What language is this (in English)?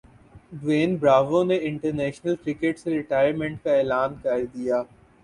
Urdu